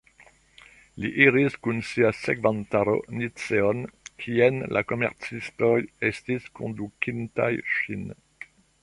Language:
Esperanto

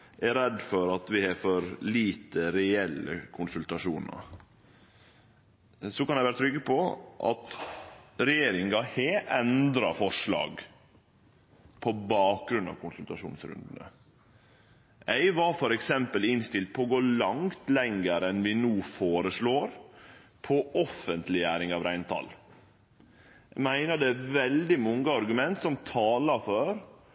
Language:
Norwegian Nynorsk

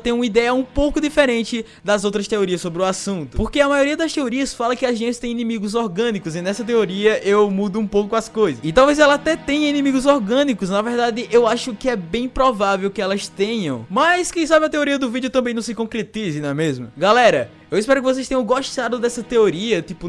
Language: Portuguese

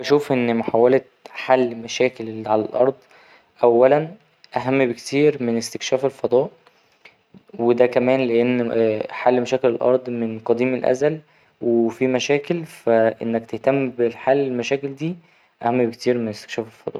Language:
Egyptian Arabic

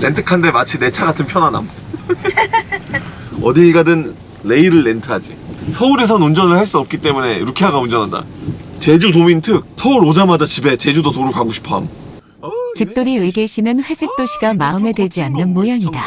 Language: Korean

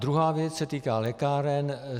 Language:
Czech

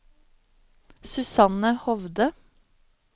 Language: Norwegian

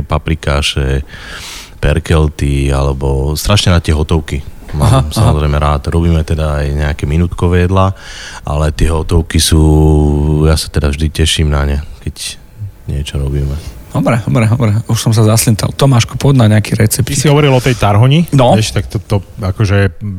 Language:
Slovak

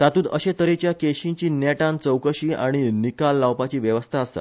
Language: Konkani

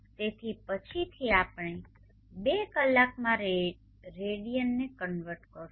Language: Gujarati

